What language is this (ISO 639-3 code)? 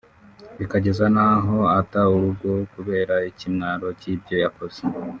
kin